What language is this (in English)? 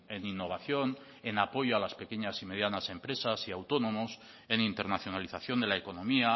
Spanish